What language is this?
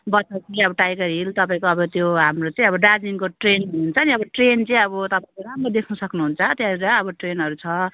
Nepali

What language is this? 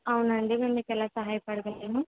Telugu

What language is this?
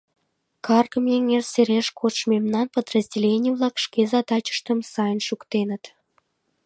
Mari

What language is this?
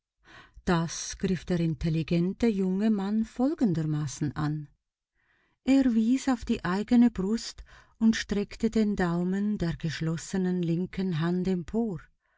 German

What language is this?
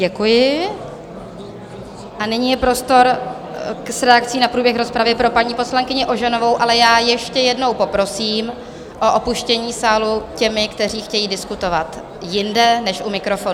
Czech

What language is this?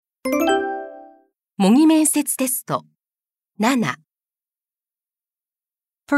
Japanese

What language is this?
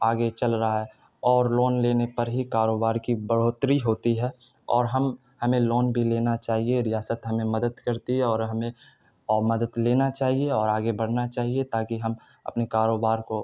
Urdu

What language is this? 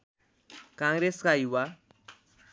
Nepali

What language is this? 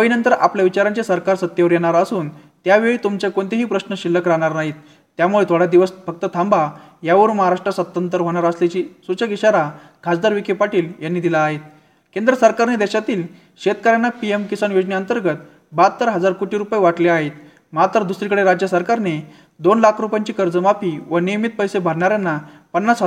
Marathi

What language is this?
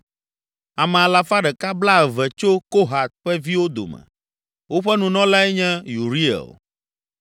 Ewe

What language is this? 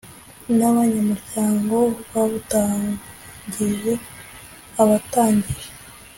Kinyarwanda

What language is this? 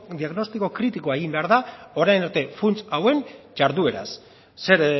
Basque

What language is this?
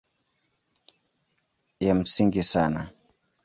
Swahili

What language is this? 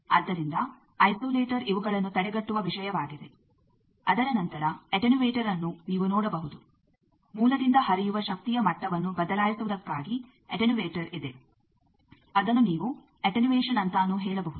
Kannada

